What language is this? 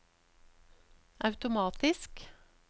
Norwegian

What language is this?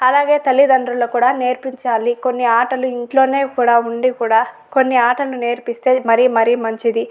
Telugu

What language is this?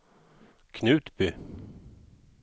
Swedish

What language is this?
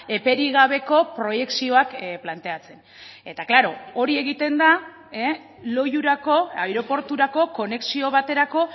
Basque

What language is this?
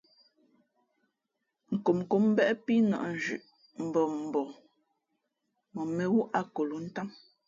Fe'fe'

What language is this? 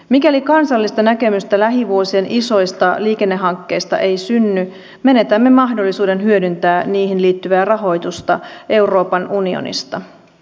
Finnish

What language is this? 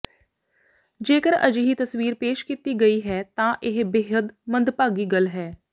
Punjabi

